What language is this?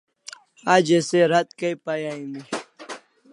Kalasha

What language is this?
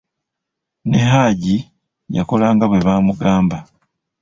Ganda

